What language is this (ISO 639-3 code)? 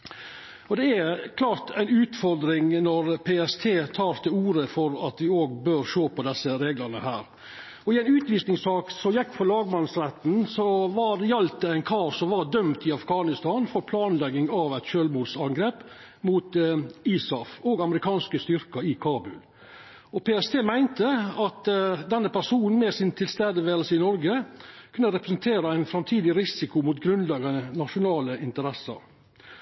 nno